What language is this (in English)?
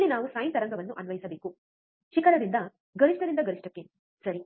Kannada